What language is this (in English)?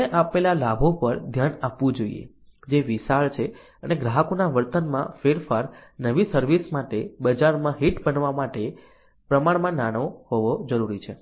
Gujarati